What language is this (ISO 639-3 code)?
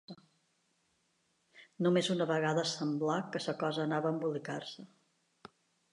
cat